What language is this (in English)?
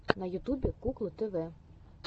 Russian